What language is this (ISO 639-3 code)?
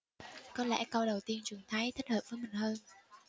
vie